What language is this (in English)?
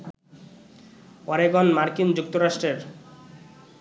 Bangla